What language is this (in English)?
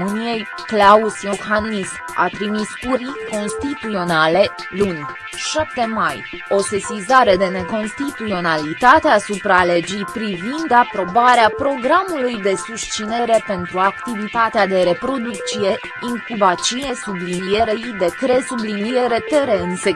Romanian